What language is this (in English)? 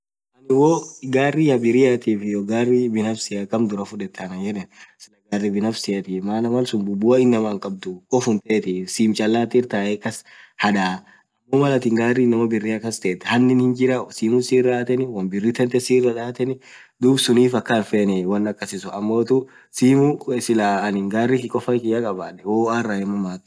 Orma